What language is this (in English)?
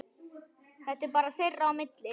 Icelandic